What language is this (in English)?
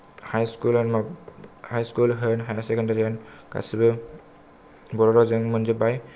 Bodo